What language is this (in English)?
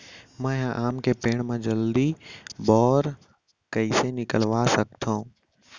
Chhattisgarhi